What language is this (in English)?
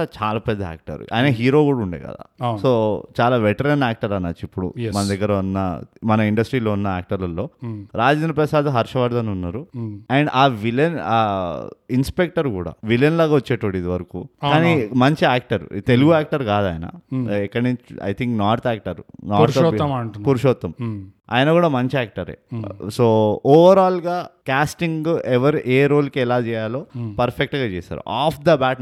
Telugu